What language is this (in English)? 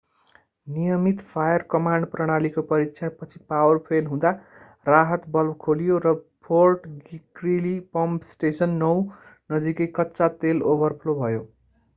Nepali